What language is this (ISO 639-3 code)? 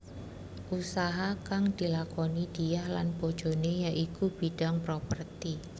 jav